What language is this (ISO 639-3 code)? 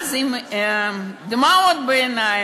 heb